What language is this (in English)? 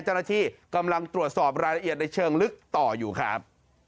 Thai